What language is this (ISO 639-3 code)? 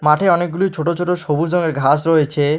ben